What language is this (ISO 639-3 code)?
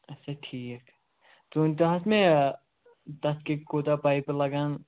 kas